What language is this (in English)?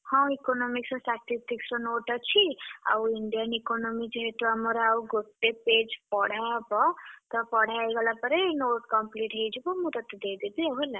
Odia